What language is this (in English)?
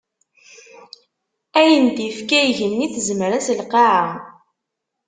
Kabyle